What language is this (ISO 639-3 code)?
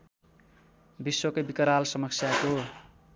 nep